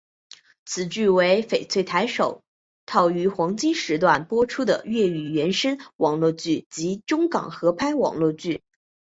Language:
Chinese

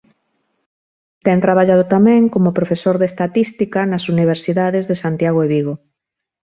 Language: Galician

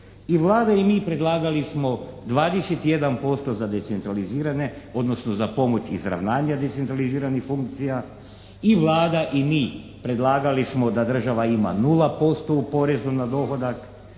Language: Croatian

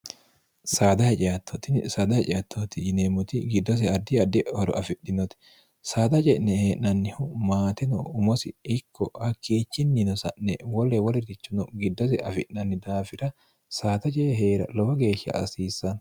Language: Sidamo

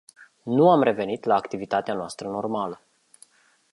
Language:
Romanian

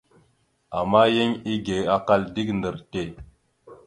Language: Mada (Cameroon)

